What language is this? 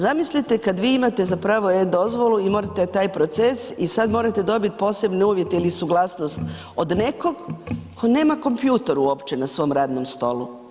Croatian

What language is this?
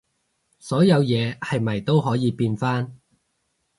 Cantonese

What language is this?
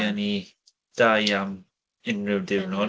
Welsh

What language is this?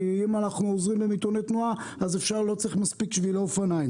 Hebrew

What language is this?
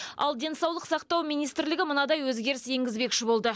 Kazakh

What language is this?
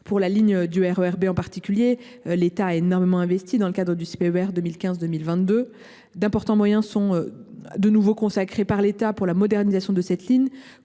French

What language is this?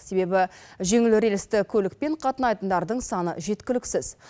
Kazakh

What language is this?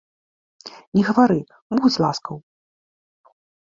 Belarusian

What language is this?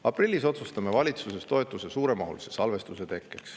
Estonian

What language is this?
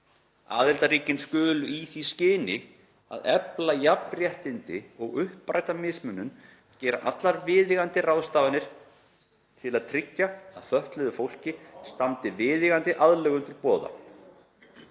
Icelandic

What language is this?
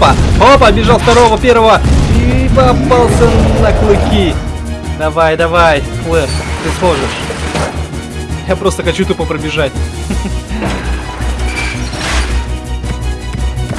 Russian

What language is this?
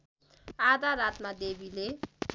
Nepali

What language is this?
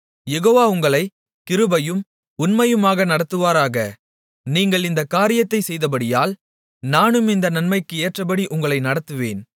Tamil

